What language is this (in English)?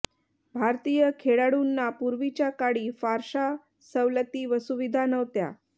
Marathi